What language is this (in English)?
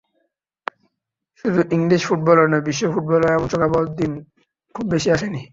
Bangla